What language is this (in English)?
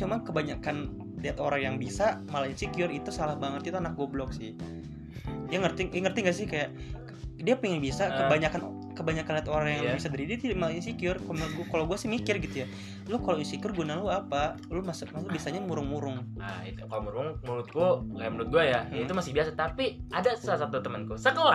Indonesian